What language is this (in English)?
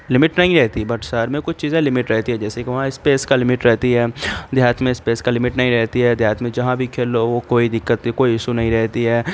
Urdu